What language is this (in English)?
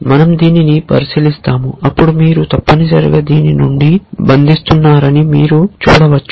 Telugu